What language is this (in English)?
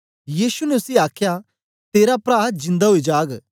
Dogri